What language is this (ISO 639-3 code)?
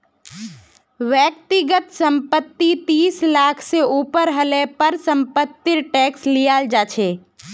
mag